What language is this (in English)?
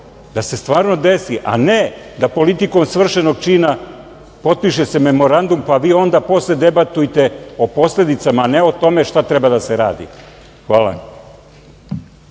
Serbian